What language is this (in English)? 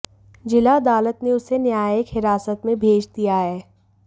Hindi